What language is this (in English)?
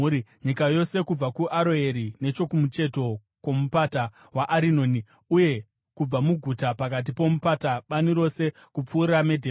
Shona